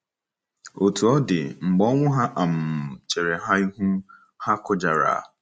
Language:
Igbo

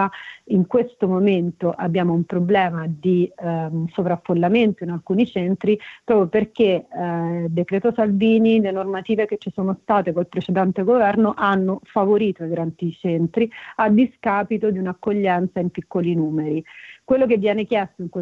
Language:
Italian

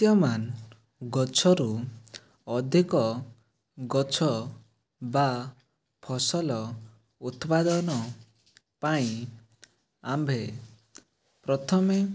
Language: Odia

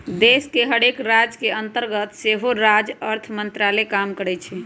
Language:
Magahi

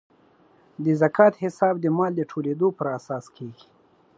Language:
Pashto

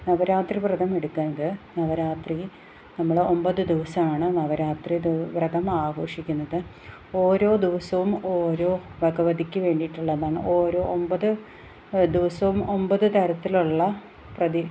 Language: Malayalam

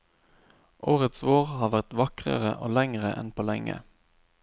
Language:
Norwegian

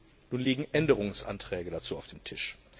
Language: German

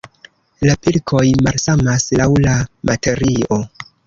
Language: Esperanto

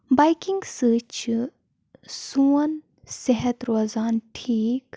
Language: Kashmiri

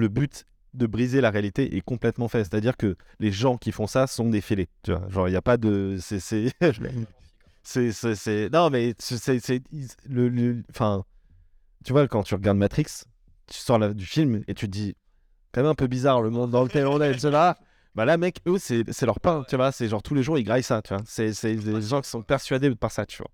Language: French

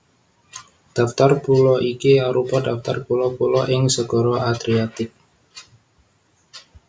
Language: Javanese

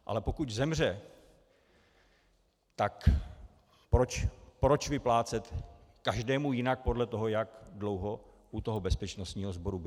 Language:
Czech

